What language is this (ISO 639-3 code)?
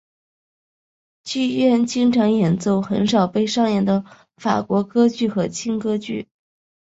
zho